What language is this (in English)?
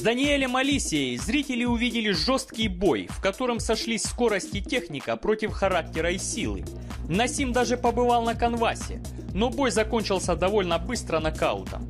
Russian